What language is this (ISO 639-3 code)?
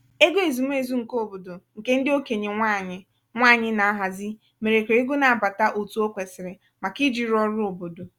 ibo